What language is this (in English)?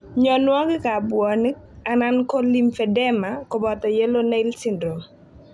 Kalenjin